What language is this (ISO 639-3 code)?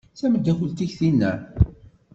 kab